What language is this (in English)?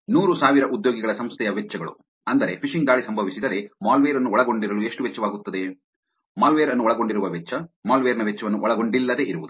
Kannada